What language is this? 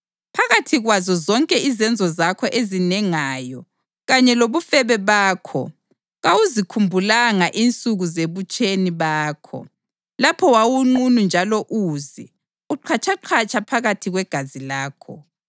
North Ndebele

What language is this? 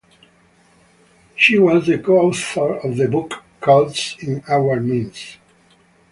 English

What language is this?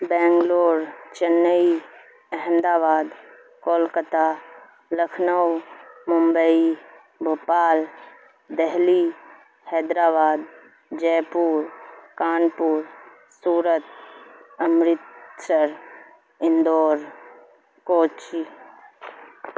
Urdu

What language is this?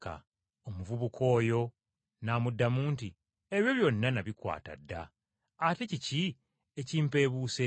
Ganda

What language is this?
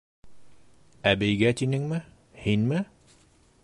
Bashkir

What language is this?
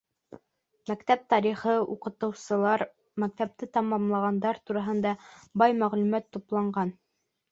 Bashkir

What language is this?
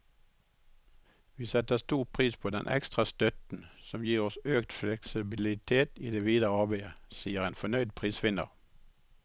Norwegian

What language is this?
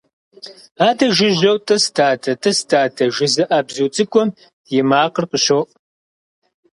Kabardian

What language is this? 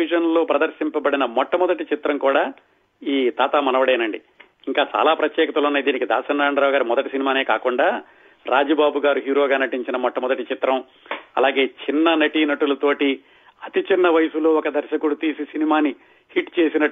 Telugu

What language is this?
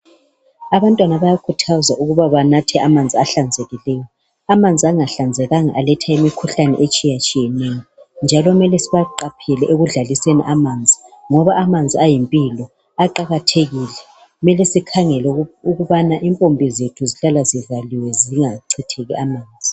North Ndebele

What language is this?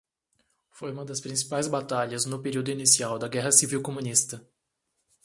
Portuguese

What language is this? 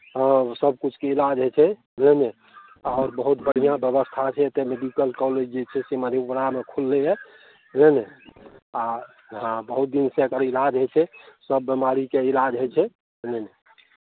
Maithili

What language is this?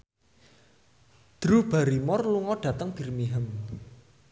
Javanese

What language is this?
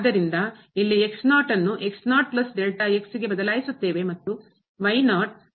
Kannada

